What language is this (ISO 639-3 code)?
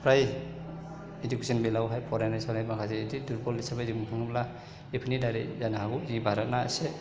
brx